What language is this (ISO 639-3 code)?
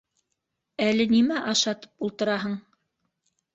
bak